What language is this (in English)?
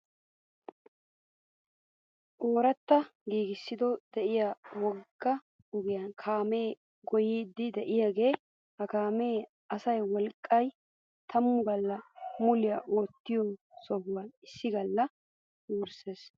Wolaytta